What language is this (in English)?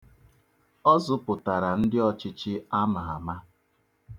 Igbo